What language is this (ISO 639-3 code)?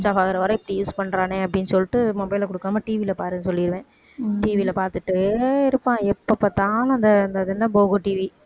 tam